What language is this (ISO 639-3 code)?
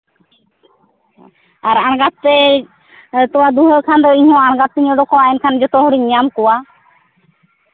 sat